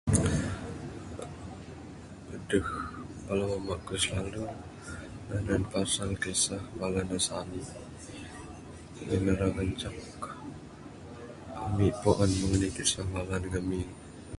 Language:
Bukar-Sadung Bidayuh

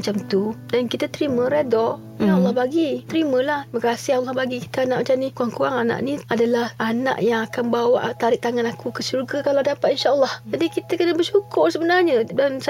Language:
Malay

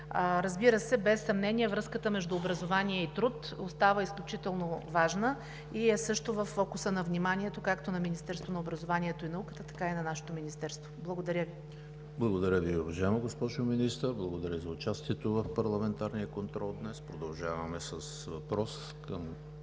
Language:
Bulgarian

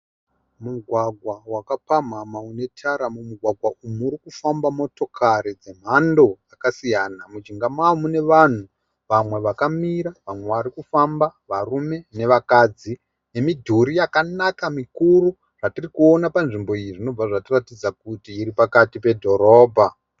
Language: Shona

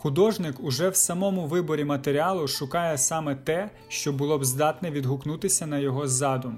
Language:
Ukrainian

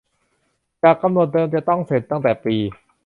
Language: Thai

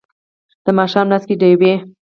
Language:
Pashto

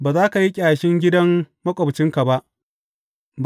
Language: Hausa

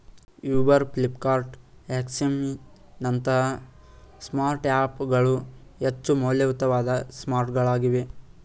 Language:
Kannada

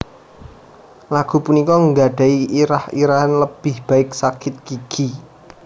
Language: Javanese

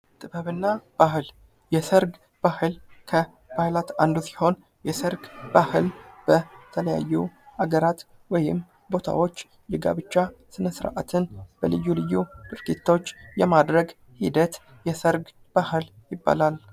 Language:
Amharic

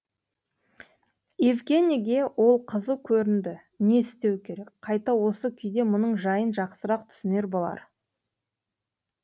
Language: Kazakh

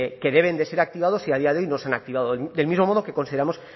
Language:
Spanish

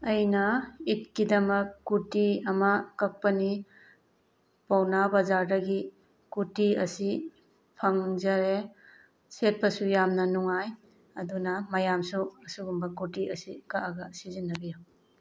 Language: Manipuri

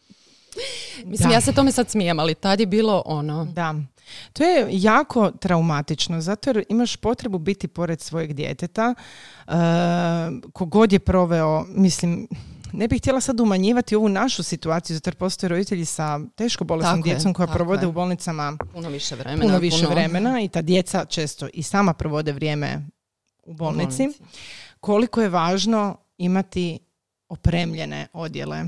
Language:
Croatian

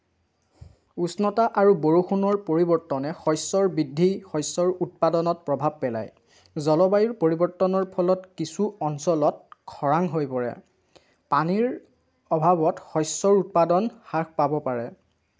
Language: Assamese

